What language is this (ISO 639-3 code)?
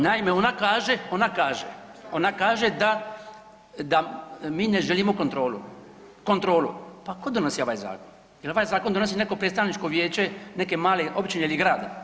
hrv